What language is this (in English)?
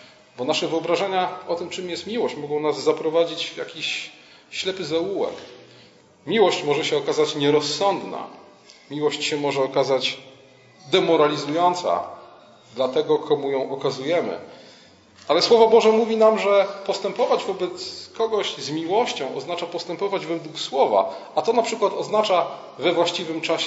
Polish